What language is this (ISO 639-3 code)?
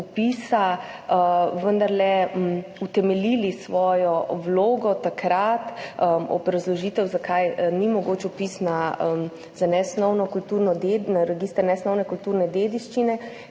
slv